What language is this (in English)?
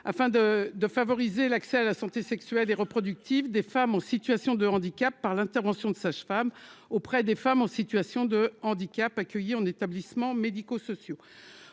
French